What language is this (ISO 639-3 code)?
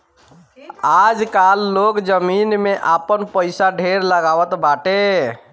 bho